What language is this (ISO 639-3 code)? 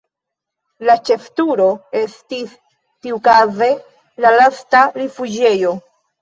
epo